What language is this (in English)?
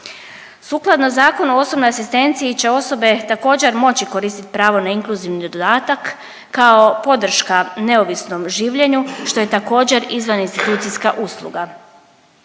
Croatian